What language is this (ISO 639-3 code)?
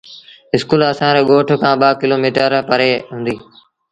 sbn